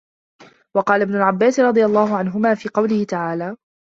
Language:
Arabic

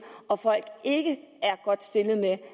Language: Danish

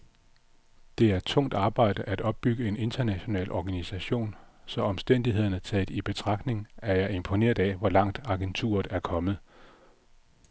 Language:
Danish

